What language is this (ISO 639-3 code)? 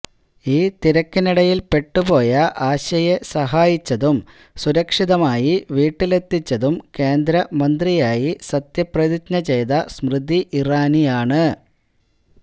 mal